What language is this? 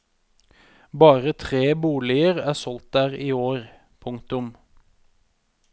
Norwegian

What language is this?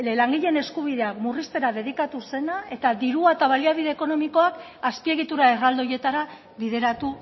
Basque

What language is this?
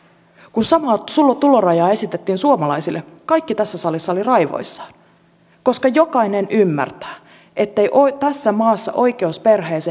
Finnish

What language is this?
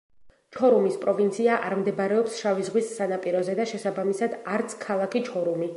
Georgian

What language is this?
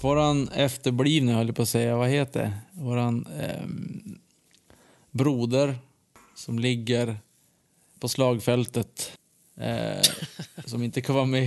Swedish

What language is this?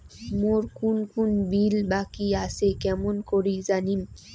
Bangla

